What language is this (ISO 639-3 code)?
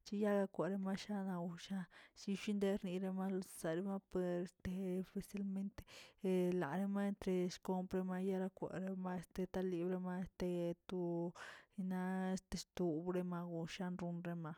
zts